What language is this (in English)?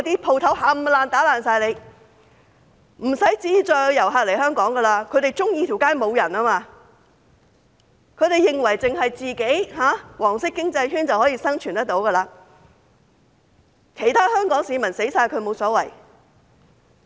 Cantonese